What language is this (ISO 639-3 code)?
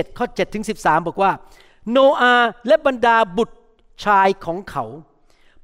tha